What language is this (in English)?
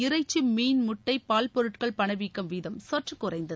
Tamil